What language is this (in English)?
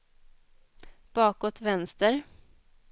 Swedish